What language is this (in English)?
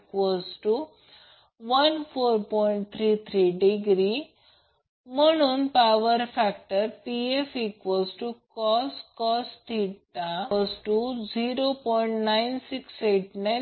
Marathi